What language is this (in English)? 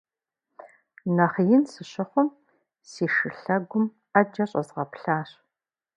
Kabardian